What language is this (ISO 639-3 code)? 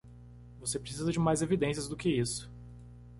por